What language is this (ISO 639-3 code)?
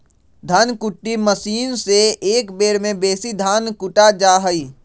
mag